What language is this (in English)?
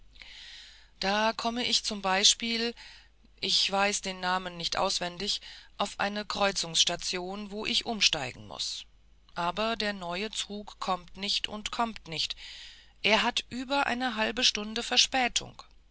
German